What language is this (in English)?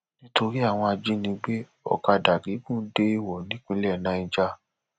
Yoruba